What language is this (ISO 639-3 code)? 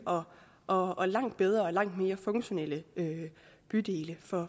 dan